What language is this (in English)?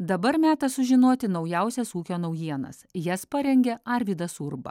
Lithuanian